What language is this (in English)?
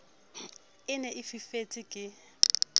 Southern Sotho